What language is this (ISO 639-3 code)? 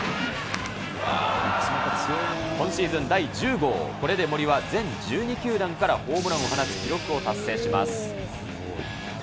jpn